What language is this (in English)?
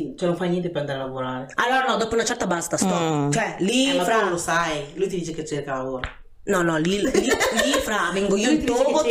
Italian